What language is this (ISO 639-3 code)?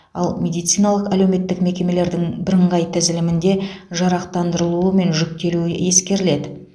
kaz